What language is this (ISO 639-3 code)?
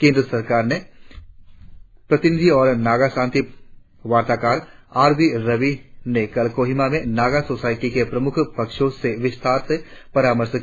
hin